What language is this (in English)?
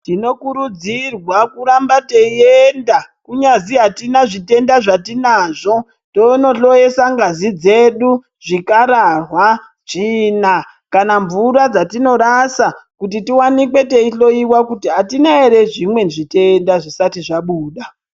Ndau